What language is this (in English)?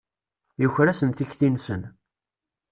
Kabyle